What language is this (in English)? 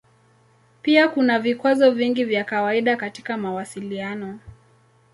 Swahili